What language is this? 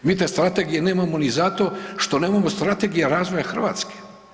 Croatian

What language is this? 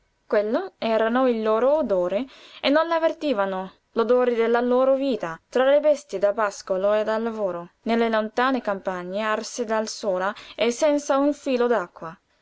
Italian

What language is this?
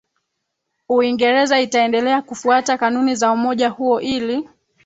Swahili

